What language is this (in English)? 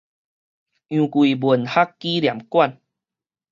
Min Nan Chinese